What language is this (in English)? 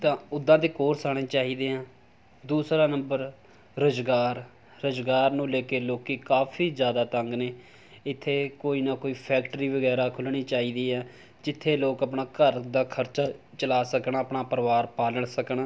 Punjabi